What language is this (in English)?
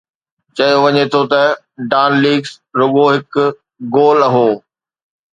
Sindhi